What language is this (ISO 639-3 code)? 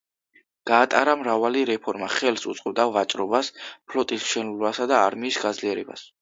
kat